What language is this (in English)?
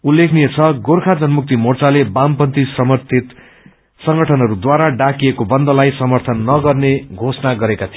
Nepali